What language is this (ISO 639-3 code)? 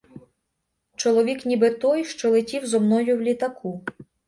ukr